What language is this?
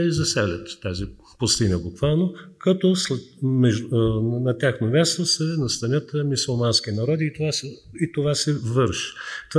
Bulgarian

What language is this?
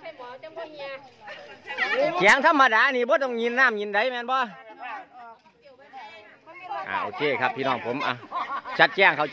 Thai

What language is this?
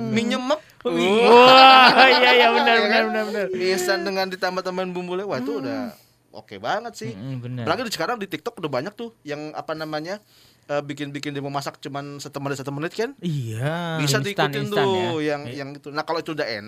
Indonesian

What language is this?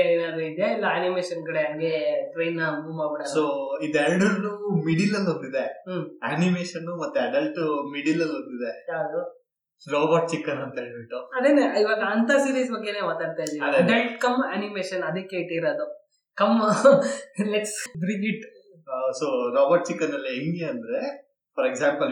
Kannada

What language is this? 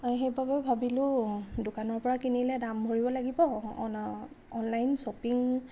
Assamese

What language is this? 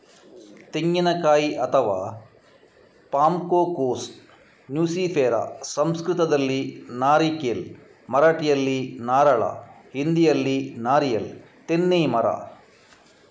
Kannada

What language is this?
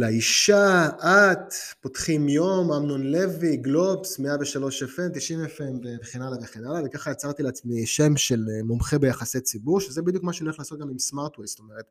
Hebrew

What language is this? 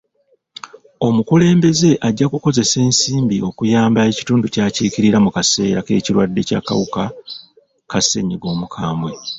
Ganda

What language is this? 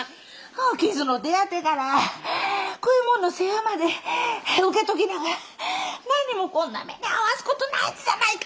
Japanese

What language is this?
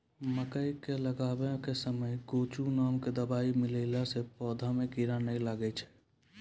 Maithili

